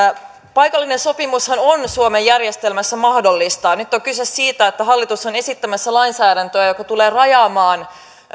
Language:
Finnish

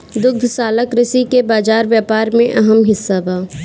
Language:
Bhojpuri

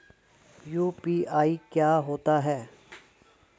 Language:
Hindi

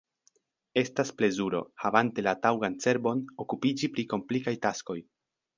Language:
Esperanto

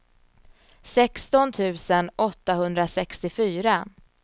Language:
Swedish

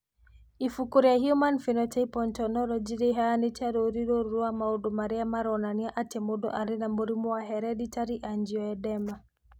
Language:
Kikuyu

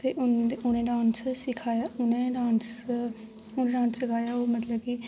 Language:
Dogri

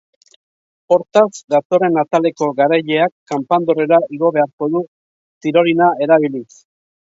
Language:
Basque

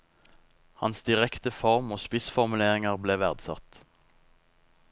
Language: Norwegian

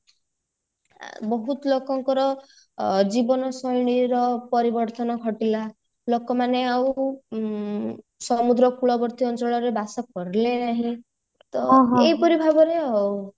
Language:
Odia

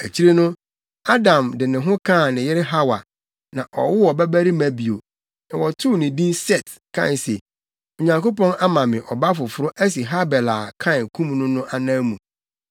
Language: Akan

